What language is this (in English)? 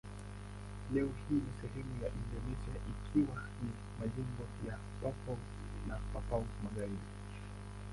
Swahili